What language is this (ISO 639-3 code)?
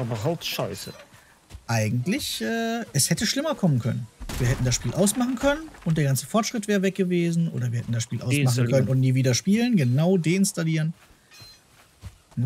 deu